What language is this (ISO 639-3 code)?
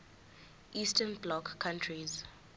zul